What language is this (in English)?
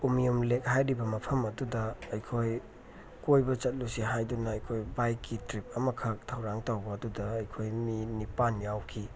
Manipuri